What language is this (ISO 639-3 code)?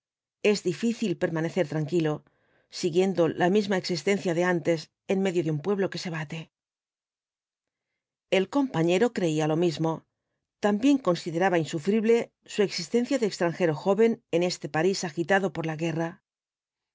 spa